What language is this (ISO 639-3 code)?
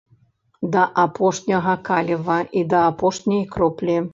bel